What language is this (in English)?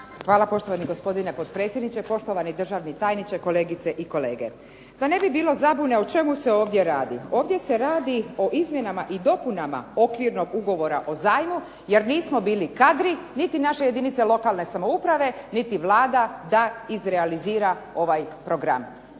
Croatian